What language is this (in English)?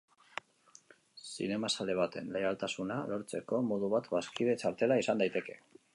Basque